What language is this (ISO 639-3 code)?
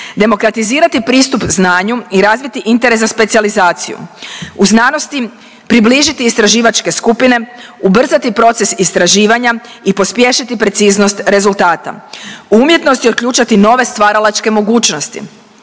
hrv